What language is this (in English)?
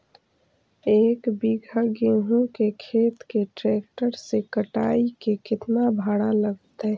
Magahi